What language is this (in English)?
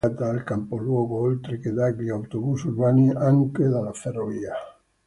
Italian